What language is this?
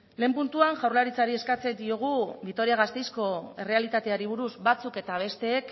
Basque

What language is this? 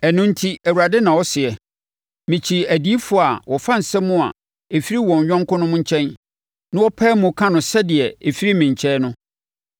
Akan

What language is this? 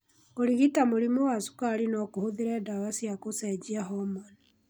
Kikuyu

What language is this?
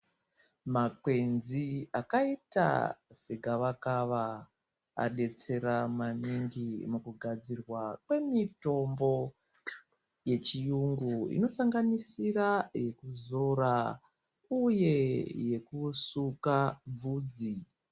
Ndau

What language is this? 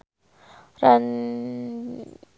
Sundanese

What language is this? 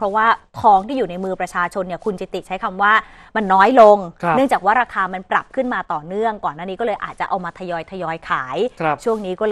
Thai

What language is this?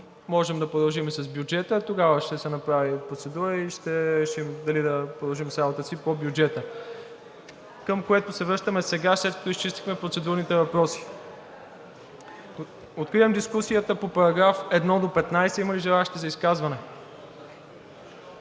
Bulgarian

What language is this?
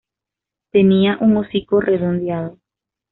Spanish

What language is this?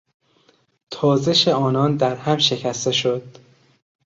Persian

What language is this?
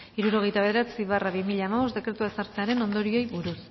Basque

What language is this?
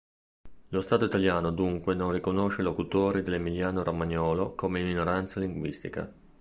Italian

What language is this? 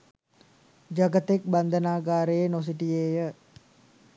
Sinhala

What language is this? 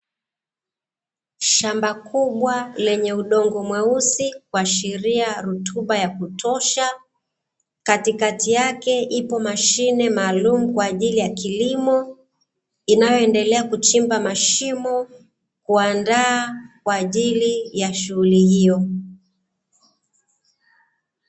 Swahili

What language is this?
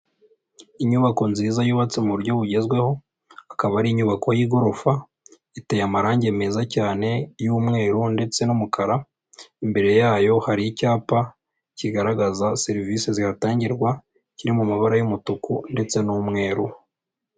Kinyarwanda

